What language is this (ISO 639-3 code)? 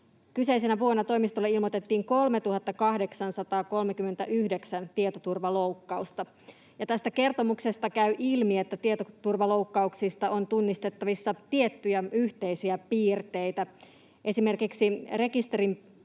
fin